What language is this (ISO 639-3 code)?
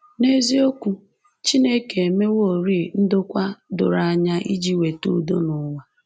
ibo